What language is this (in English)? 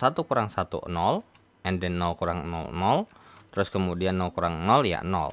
Indonesian